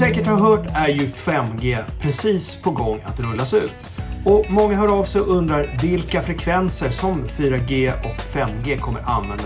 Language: Swedish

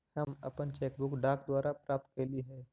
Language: Magahi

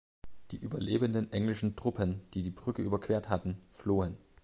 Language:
German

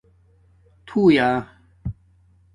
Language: Domaaki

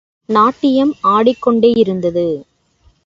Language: Tamil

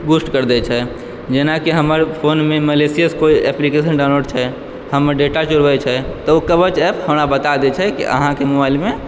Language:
Maithili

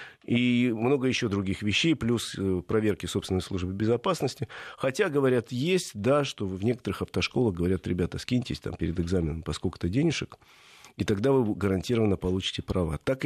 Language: Russian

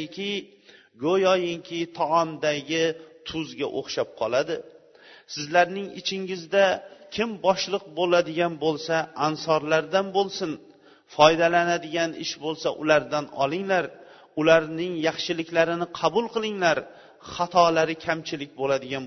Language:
Bulgarian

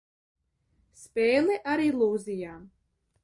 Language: Latvian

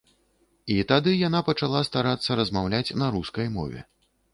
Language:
Belarusian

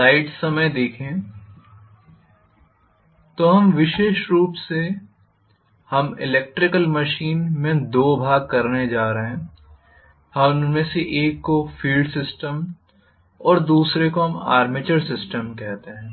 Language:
Hindi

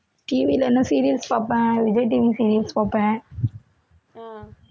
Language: Tamil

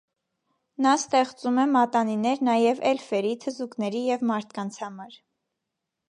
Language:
Armenian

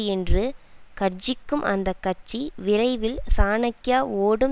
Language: Tamil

